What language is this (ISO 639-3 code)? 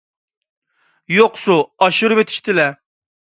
uig